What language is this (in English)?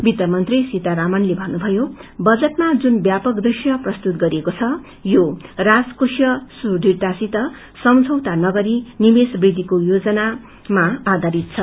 Nepali